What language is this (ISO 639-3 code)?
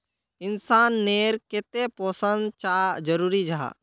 mag